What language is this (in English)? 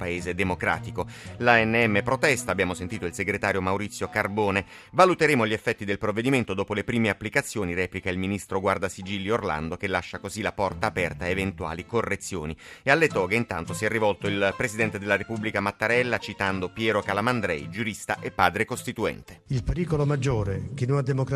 Italian